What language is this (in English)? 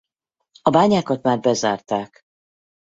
Hungarian